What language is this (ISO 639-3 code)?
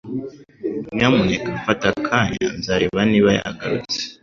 kin